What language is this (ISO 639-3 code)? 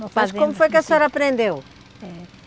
por